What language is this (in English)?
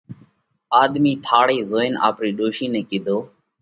Parkari Koli